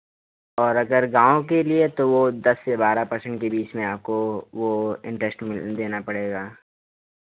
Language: Hindi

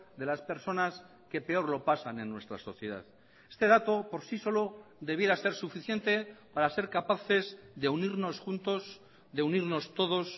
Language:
Spanish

